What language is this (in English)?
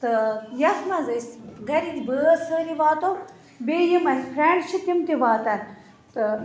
Kashmiri